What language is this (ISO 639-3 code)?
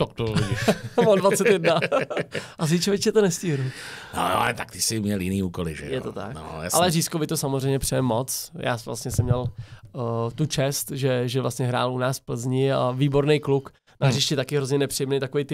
ces